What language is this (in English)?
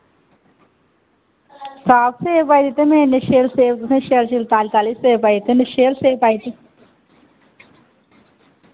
Dogri